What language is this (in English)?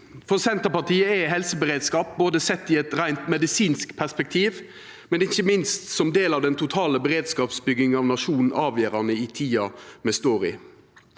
Norwegian